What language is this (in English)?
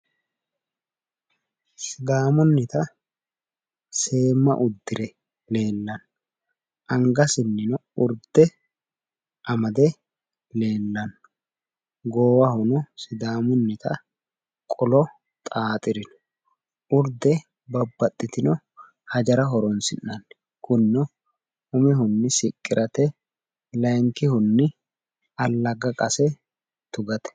Sidamo